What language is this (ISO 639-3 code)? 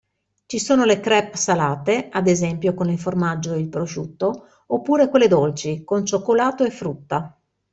ita